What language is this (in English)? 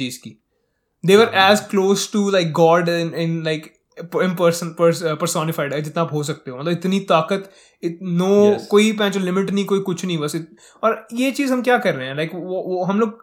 Hindi